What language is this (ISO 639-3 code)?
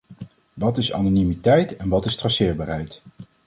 nld